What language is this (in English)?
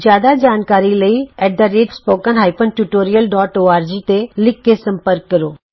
Punjabi